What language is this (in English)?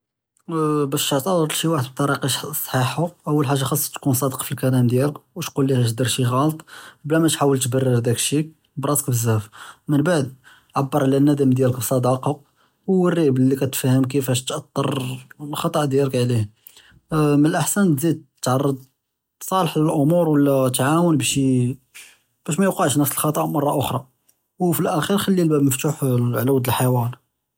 Judeo-Arabic